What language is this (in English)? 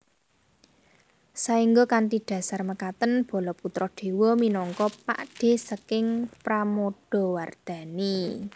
Javanese